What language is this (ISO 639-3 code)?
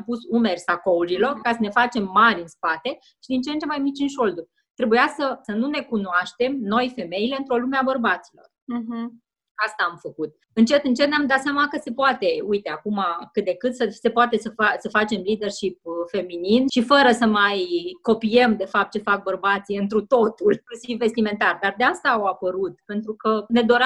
ron